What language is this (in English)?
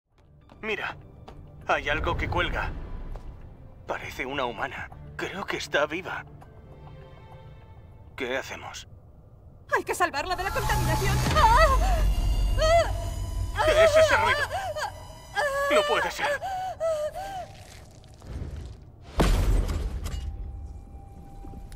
Spanish